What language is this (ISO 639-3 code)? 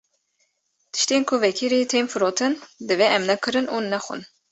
kur